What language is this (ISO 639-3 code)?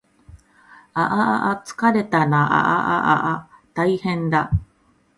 jpn